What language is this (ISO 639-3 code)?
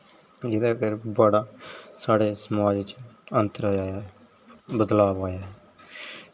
doi